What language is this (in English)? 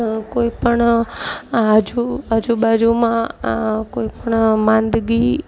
Gujarati